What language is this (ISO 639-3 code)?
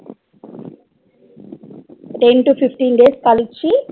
tam